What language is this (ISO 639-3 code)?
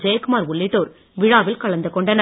tam